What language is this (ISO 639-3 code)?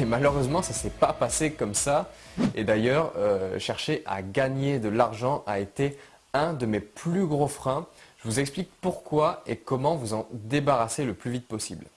fra